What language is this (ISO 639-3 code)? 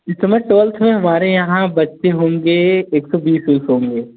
hin